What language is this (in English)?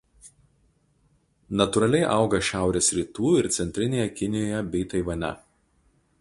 Lithuanian